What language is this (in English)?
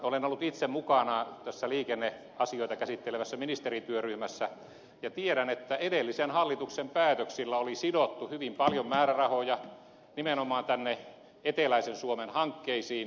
Finnish